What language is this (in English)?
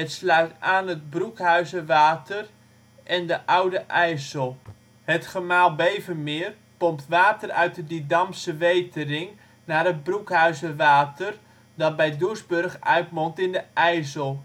Dutch